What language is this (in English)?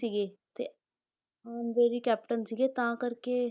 Punjabi